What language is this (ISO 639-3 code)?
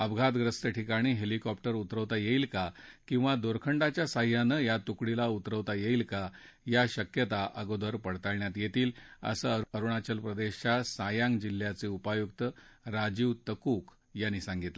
mar